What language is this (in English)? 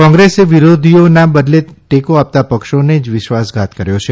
Gujarati